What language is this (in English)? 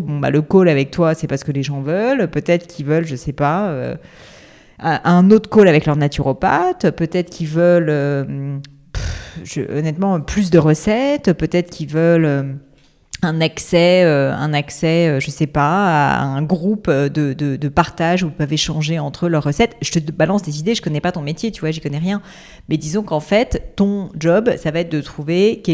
French